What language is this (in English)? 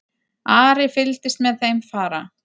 Icelandic